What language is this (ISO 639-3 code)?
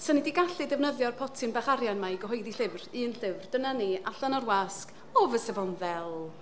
cym